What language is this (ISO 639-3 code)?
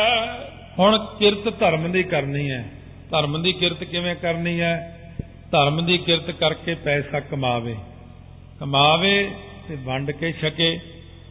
pan